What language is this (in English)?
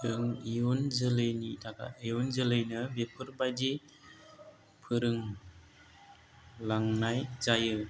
Bodo